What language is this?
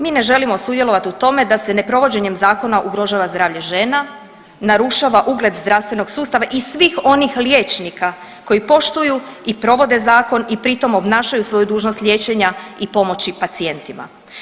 Croatian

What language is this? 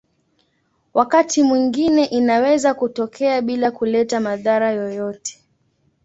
Swahili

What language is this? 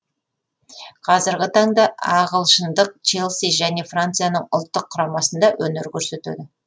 Kazakh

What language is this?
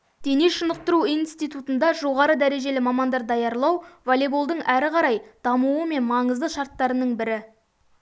Kazakh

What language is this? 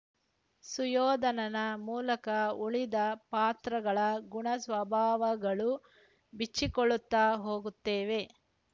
Kannada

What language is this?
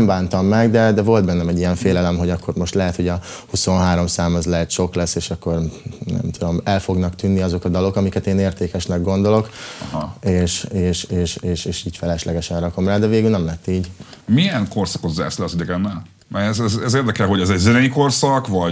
Hungarian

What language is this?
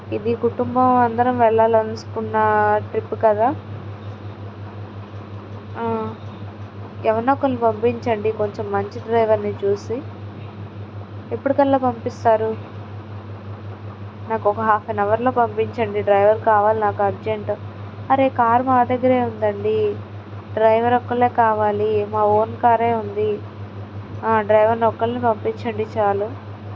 Telugu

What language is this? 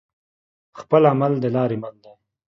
Pashto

